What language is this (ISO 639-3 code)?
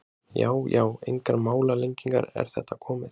isl